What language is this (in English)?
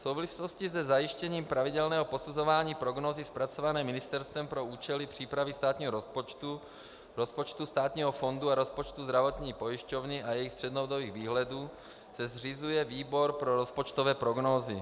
Czech